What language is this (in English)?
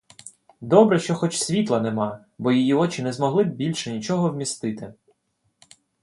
Ukrainian